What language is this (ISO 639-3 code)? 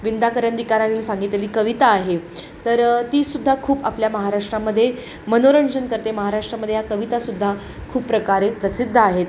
mar